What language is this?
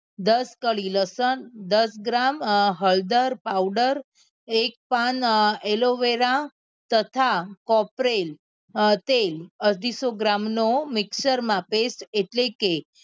Gujarati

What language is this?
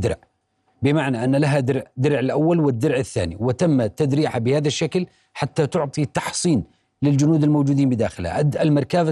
Arabic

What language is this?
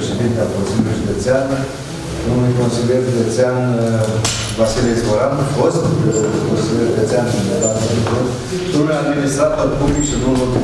Romanian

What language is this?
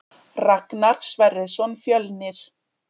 Icelandic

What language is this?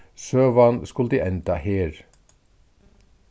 Faroese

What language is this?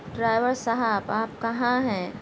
Urdu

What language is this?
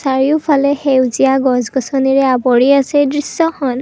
Assamese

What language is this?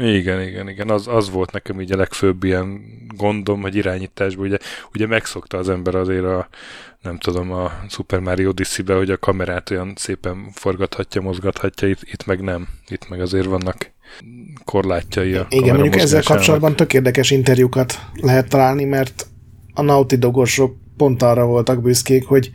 Hungarian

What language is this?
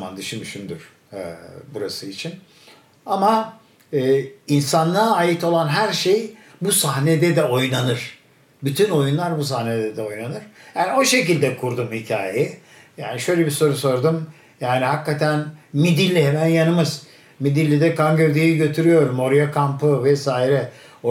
Turkish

